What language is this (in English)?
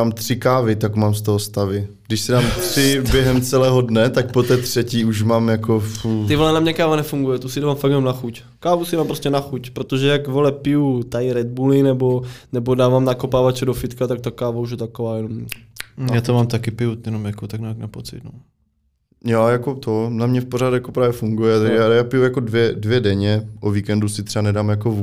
Czech